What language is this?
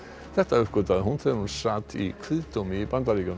Icelandic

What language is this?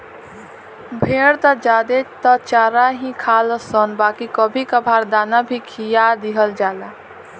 Bhojpuri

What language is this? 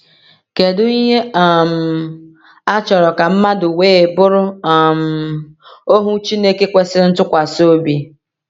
Igbo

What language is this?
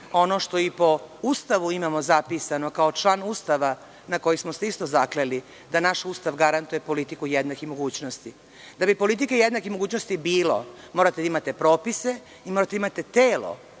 Serbian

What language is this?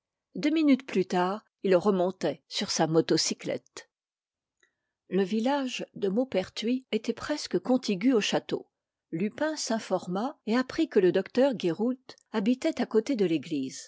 French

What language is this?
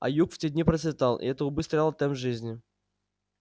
Russian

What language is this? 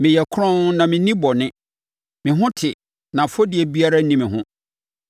Akan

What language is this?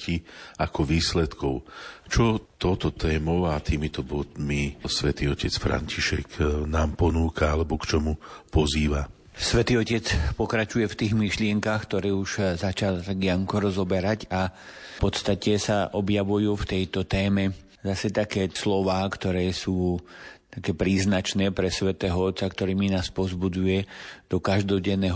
Slovak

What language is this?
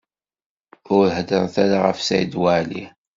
Kabyle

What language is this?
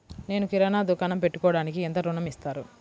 Telugu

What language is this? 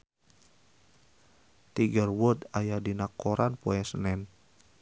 Sundanese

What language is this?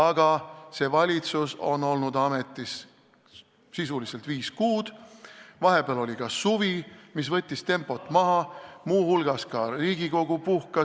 Estonian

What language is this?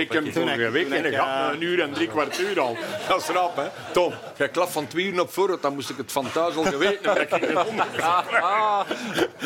Dutch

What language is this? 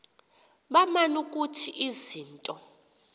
Xhosa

